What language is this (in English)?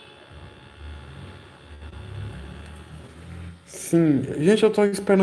Portuguese